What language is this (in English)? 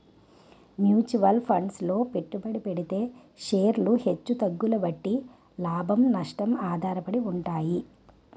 Telugu